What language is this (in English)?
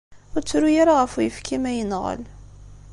Kabyle